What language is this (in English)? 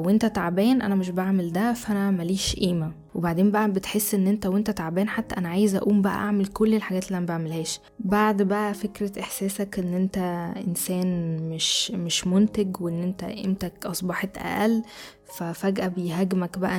Arabic